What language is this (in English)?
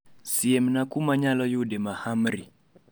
Luo (Kenya and Tanzania)